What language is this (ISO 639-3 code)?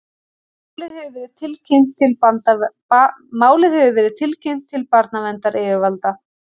isl